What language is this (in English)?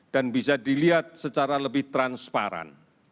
Indonesian